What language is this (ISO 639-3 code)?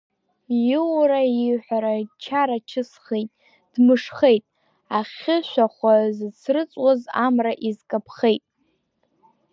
abk